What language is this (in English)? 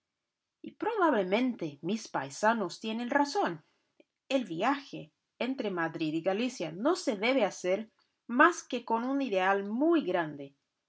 Spanish